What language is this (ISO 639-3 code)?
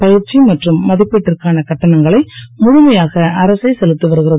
tam